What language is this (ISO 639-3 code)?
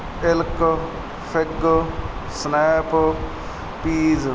pan